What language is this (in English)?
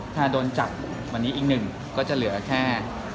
Thai